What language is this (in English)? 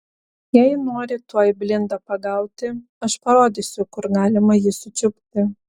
Lithuanian